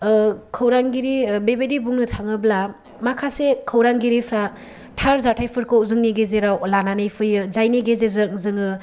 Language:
Bodo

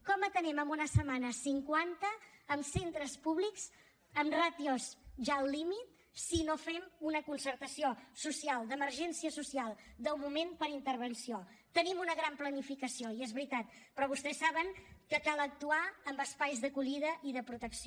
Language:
Catalan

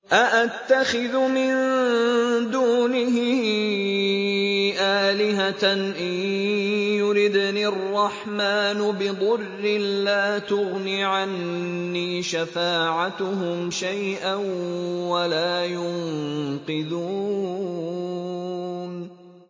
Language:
Arabic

